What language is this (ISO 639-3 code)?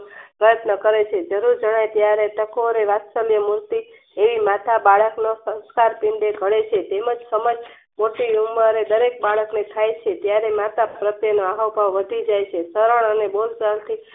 guj